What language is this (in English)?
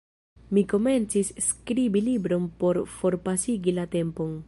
Esperanto